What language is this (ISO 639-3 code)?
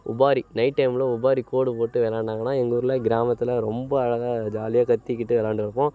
tam